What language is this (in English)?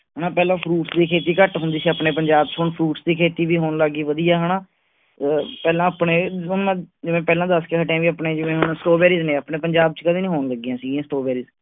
Punjabi